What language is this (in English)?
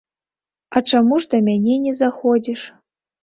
Belarusian